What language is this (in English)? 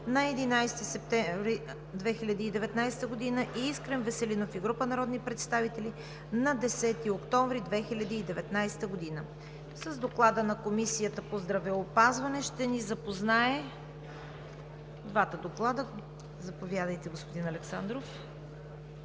Bulgarian